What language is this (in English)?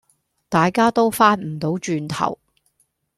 Cantonese